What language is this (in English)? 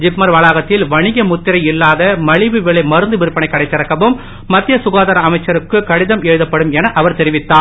Tamil